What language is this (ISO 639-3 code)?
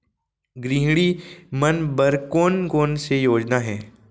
hne